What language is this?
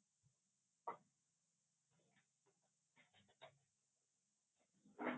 Marathi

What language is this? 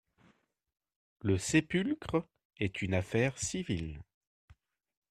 French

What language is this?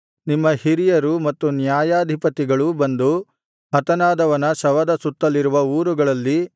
Kannada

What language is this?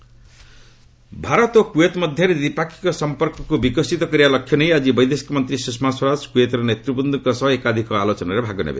Odia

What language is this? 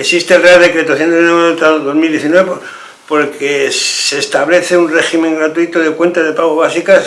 Spanish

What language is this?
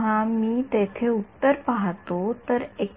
Marathi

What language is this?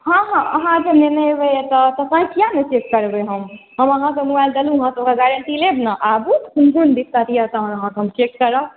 Maithili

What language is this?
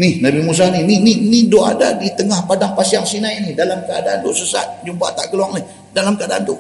Malay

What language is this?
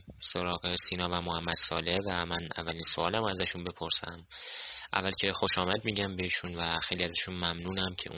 Persian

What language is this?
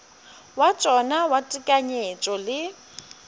Northern Sotho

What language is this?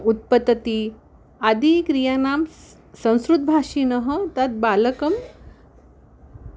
Sanskrit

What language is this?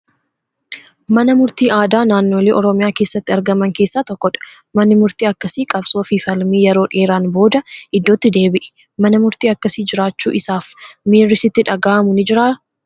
Oromo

